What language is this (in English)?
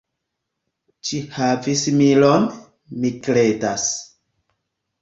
Esperanto